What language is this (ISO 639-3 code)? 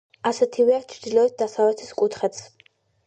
kat